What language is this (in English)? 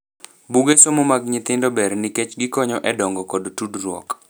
Luo (Kenya and Tanzania)